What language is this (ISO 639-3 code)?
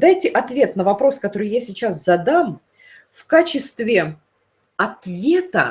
rus